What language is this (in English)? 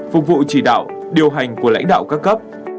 Vietnamese